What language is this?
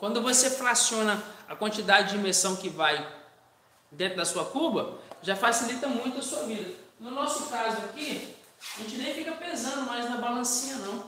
Portuguese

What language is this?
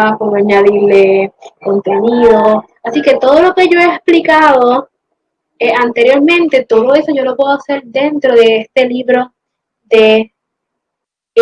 Spanish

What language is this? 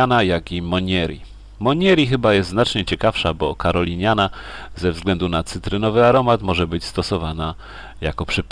Polish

